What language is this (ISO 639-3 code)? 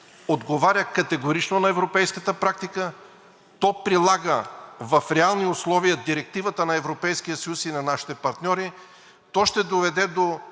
bul